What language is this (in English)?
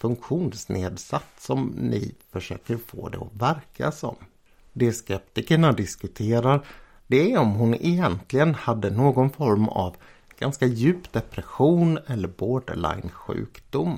Swedish